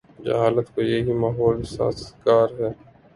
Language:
Urdu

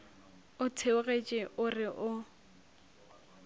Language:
Northern Sotho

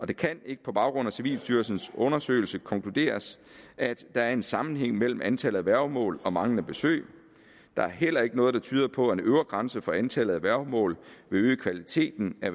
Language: Danish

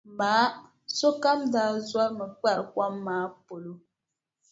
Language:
Dagbani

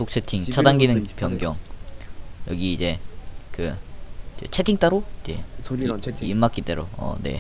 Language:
Korean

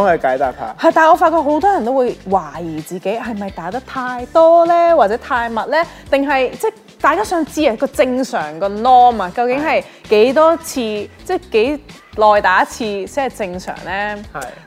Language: Chinese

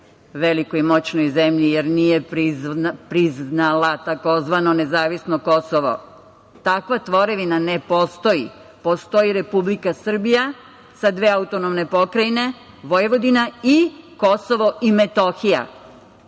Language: Serbian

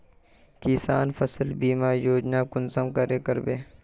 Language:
Magahi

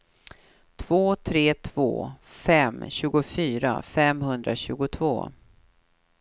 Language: Swedish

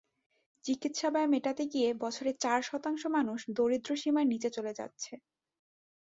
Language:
Bangla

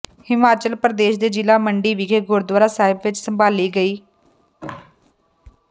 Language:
Punjabi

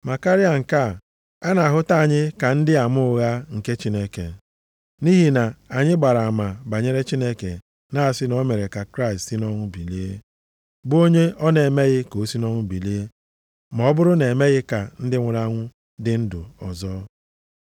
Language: Igbo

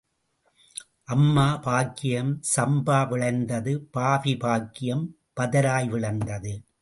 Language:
Tamil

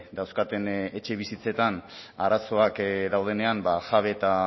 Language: Basque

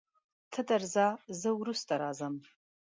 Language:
Pashto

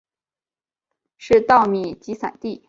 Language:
Chinese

